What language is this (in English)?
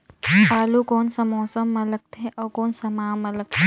Chhattisgarhi